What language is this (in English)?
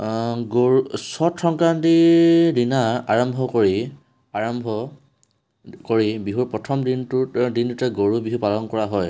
Assamese